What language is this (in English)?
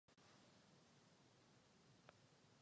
Czech